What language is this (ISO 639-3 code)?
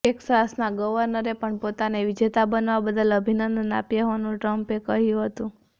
guj